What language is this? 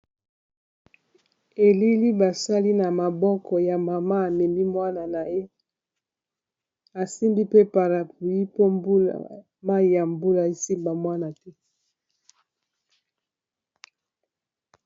Lingala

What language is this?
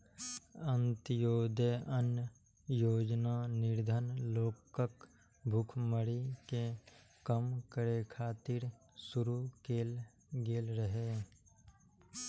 Maithili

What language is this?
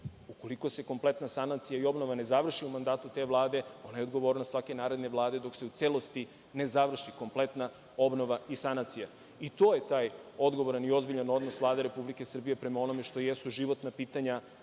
Serbian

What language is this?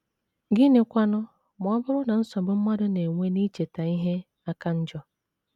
Igbo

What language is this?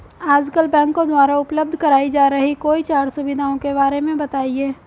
Hindi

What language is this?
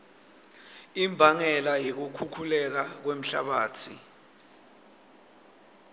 Swati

